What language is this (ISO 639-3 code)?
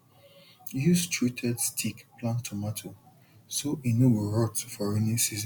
pcm